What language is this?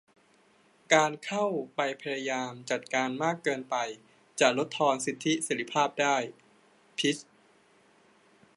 Thai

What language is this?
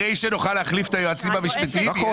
Hebrew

